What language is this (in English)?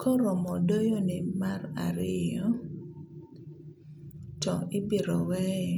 Luo (Kenya and Tanzania)